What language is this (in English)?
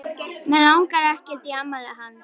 Icelandic